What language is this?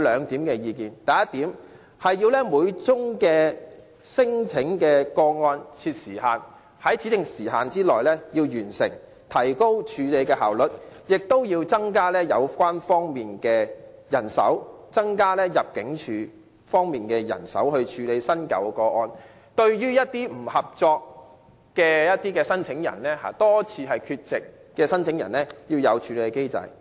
Cantonese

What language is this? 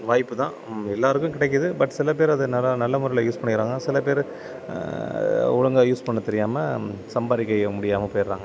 Tamil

